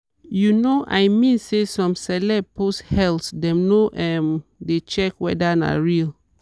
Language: Nigerian Pidgin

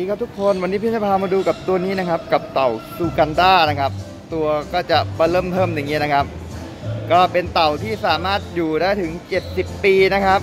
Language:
Thai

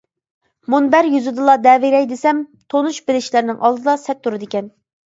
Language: Uyghur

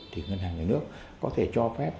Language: Vietnamese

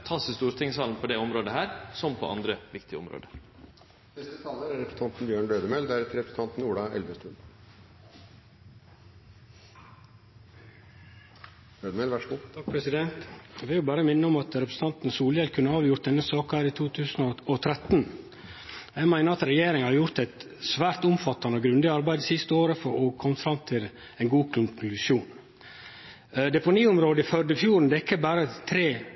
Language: Norwegian Nynorsk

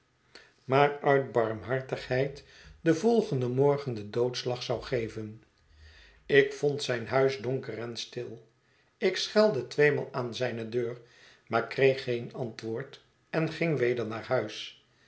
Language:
Dutch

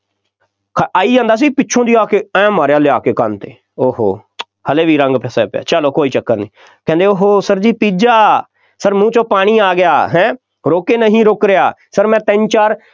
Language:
Punjabi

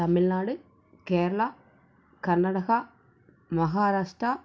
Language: Tamil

